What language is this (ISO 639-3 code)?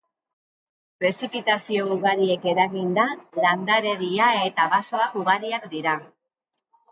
eus